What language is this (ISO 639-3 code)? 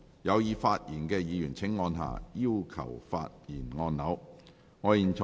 yue